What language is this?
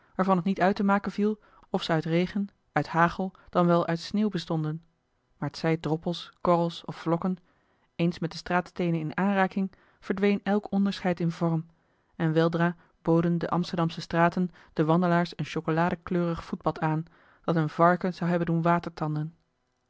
Dutch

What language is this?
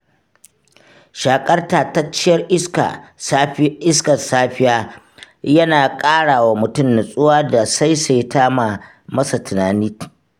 Hausa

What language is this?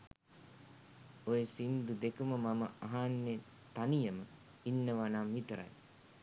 Sinhala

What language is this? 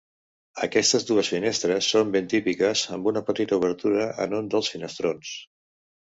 Catalan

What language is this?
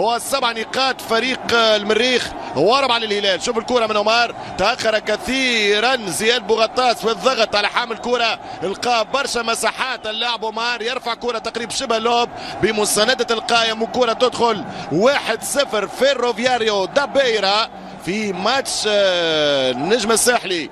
Arabic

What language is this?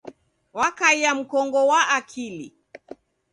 Taita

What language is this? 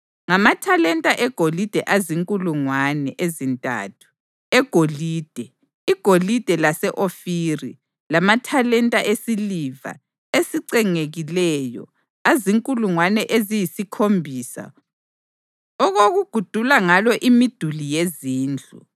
North Ndebele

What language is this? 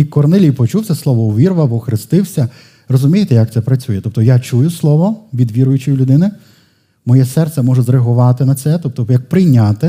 Ukrainian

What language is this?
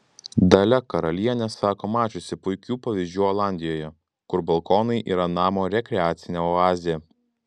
Lithuanian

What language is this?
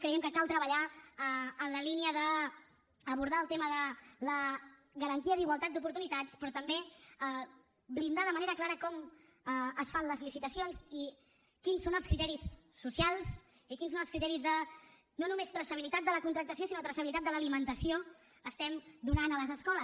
Catalan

